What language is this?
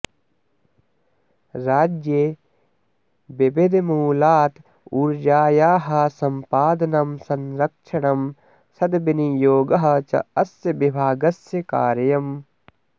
Sanskrit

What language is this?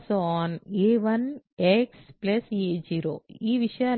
Telugu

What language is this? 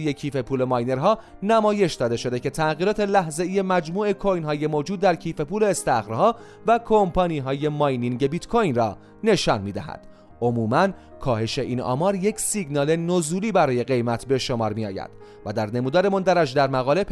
Persian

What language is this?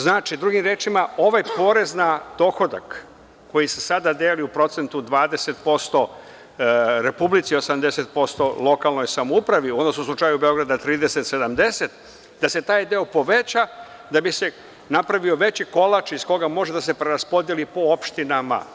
Serbian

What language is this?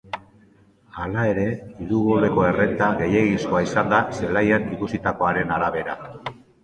Basque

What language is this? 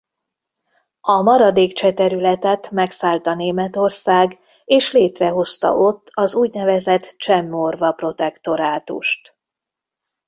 Hungarian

